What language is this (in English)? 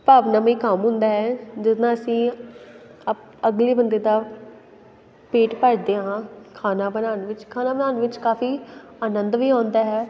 Punjabi